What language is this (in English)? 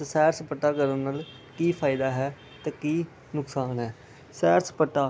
Punjabi